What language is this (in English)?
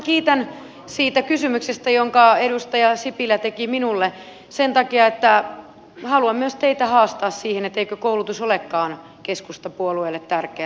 Finnish